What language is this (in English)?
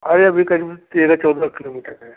Hindi